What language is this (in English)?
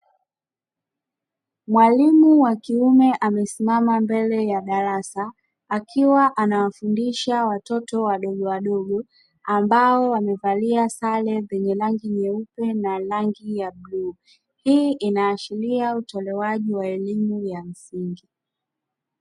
Swahili